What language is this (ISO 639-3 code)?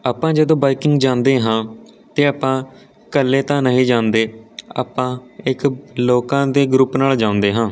pan